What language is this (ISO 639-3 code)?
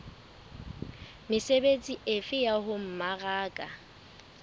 sot